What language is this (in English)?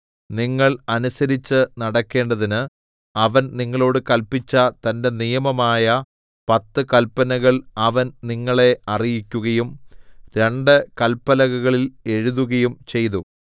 Malayalam